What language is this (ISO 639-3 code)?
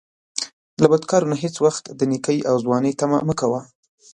pus